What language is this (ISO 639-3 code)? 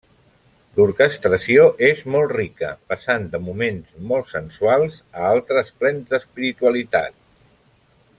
cat